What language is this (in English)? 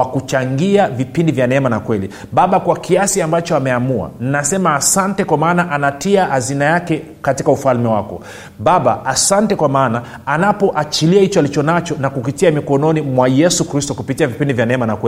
Swahili